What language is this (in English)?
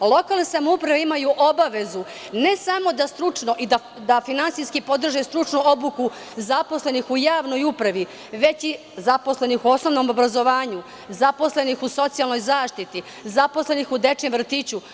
Serbian